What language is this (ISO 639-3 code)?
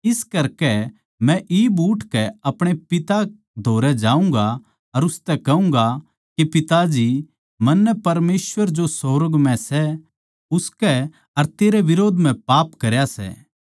bgc